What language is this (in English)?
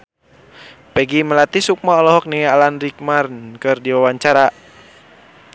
Sundanese